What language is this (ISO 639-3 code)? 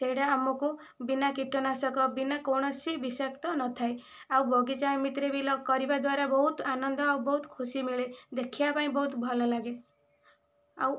ori